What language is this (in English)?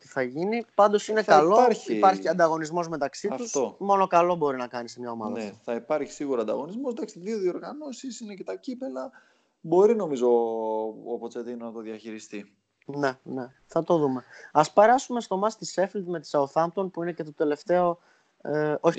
Greek